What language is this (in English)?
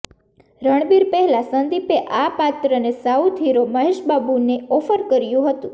Gujarati